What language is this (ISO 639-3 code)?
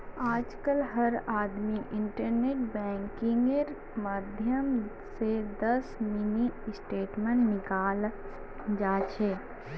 mag